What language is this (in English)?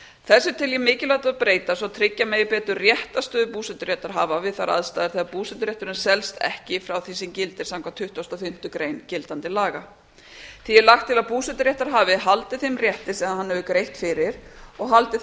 Icelandic